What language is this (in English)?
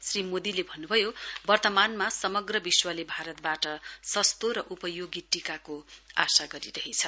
Nepali